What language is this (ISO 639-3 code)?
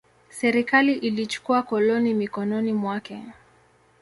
swa